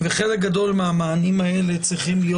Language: Hebrew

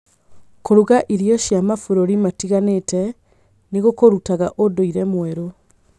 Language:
Kikuyu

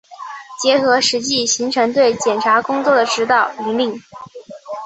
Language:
Chinese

